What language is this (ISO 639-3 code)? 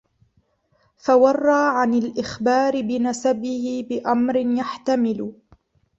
ara